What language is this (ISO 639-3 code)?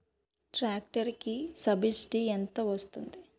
tel